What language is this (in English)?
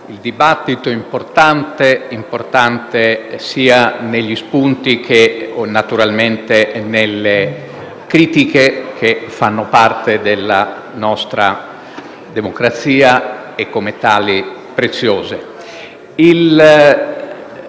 Italian